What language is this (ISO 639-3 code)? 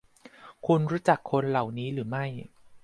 tha